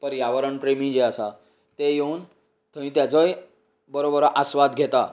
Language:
Konkani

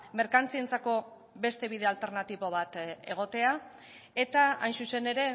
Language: Basque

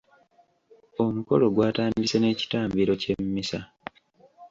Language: Ganda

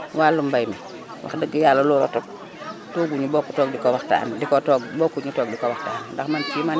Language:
Wolof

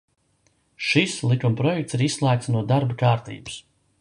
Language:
Latvian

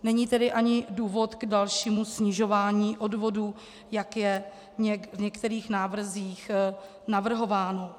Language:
Czech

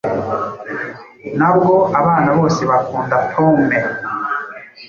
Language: Kinyarwanda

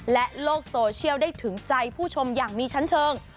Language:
Thai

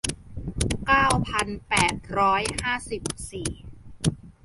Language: Thai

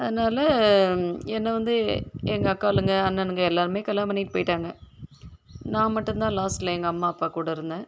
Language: Tamil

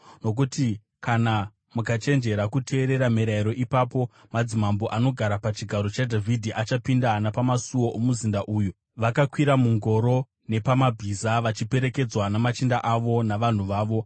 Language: Shona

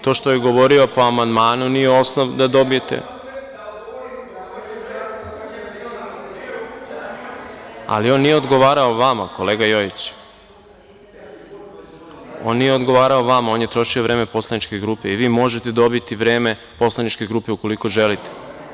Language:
Serbian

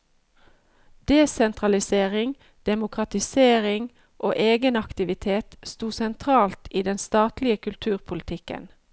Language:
Norwegian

